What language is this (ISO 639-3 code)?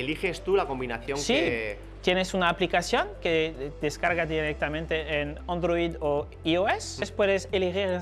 spa